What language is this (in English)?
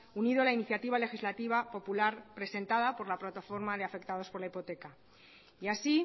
Spanish